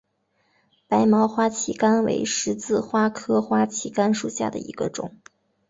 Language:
Chinese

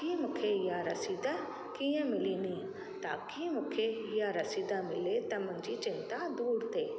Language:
Sindhi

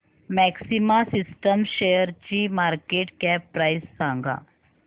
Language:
Marathi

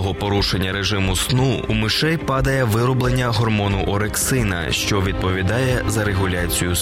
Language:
Ukrainian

